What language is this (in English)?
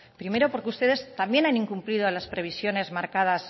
Spanish